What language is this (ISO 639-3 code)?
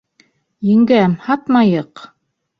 bak